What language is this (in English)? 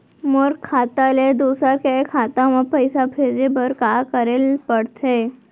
Chhattisgarhi